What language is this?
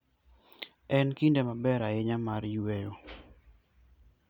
Luo (Kenya and Tanzania)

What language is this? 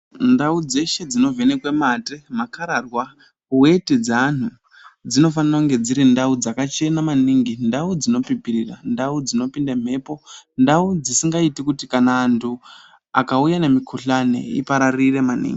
Ndau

